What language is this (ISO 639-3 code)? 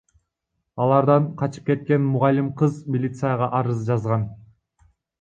kir